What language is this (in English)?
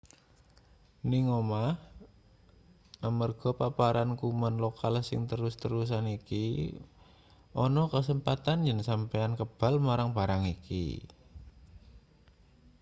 Javanese